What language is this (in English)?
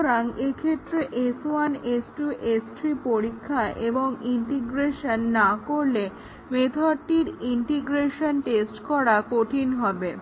Bangla